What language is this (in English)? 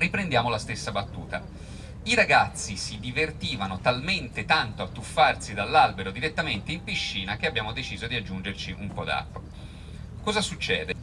Italian